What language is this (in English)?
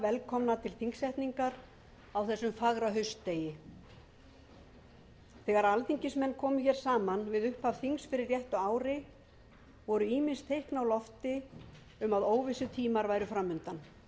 Icelandic